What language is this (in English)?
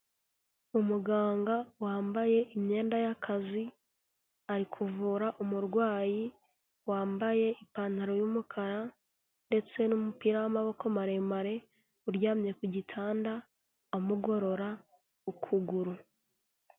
Kinyarwanda